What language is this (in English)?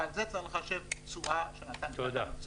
Hebrew